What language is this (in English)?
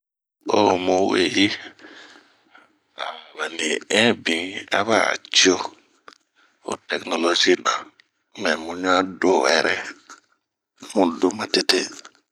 Bomu